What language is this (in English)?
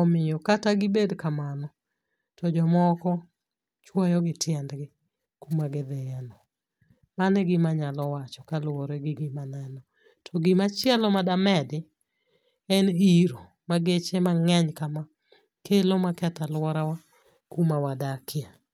Luo (Kenya and Tanzania)